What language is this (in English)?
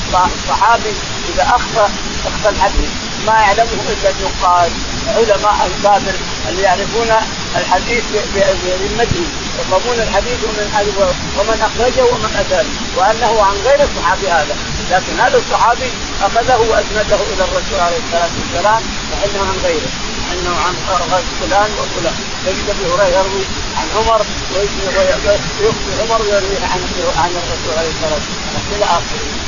Arabic